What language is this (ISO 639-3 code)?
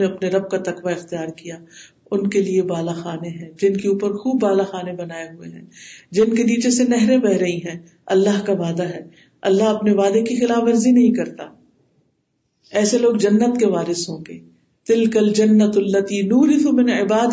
urd